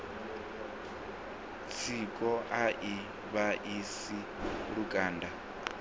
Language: Venda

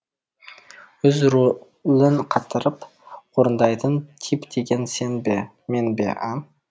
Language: Kazakh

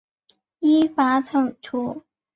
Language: Chinese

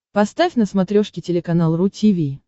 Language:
Russian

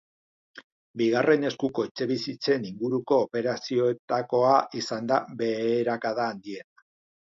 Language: Basque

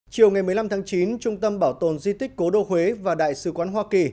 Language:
Vietnamese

